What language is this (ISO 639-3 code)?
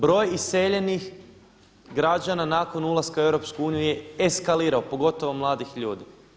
hrv